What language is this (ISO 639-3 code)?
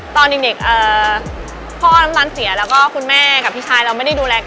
tha